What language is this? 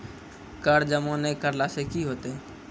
Maithili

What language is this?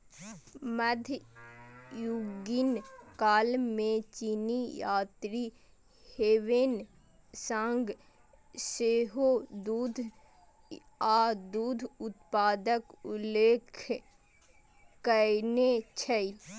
Maithili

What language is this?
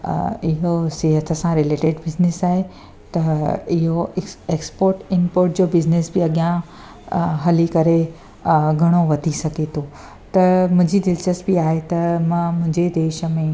Sindhi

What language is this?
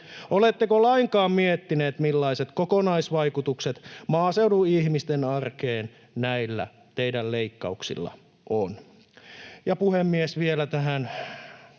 Finnish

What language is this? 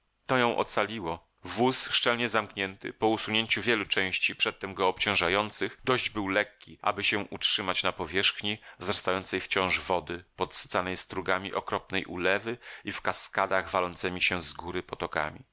Polish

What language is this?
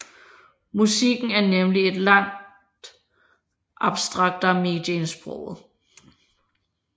Danish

